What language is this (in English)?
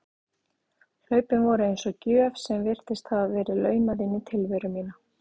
Icelandic